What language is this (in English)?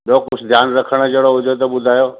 Sindhi